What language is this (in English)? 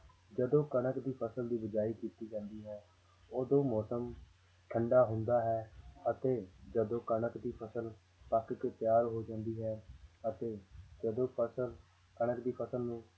Punjabi